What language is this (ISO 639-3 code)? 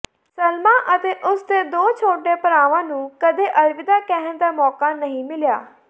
pan